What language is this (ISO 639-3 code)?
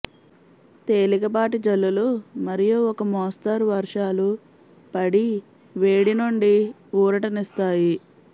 tel